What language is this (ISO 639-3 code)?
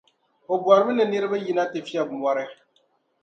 dag